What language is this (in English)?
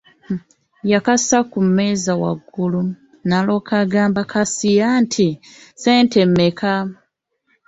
Ganda